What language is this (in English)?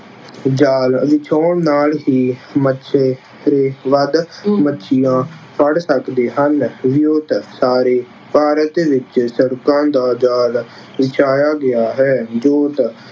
Punjabi